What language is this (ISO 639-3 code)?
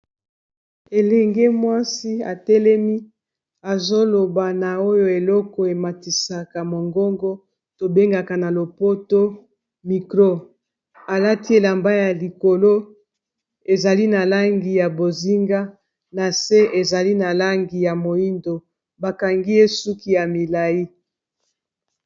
lin